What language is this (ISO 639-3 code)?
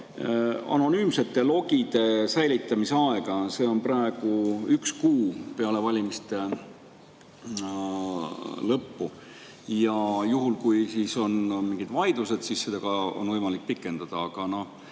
est